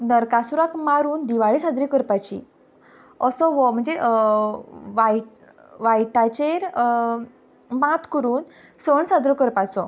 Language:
Konkani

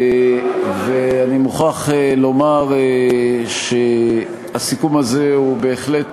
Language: Hebrew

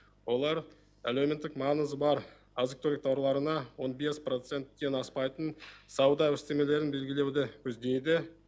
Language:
Kazakh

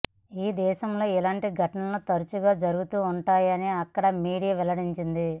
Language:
Telugu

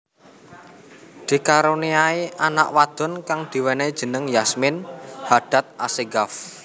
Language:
Javanese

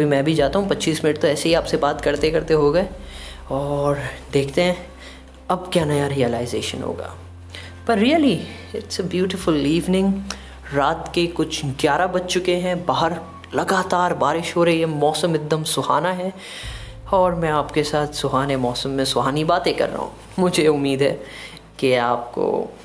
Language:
Hindi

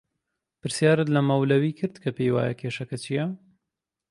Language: Central Kurdish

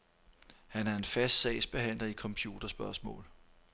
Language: Danish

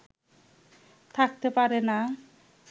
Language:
Bangla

